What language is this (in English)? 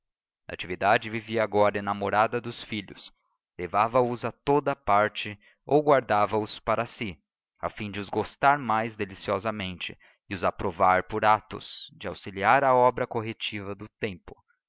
Portuguese